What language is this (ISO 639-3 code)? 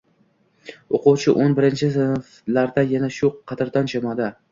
uzb